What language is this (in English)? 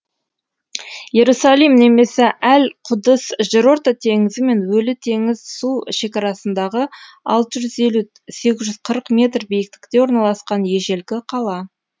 Kazakh